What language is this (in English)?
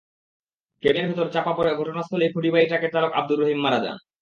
Bangla